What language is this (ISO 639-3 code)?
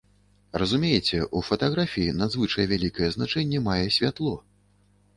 bel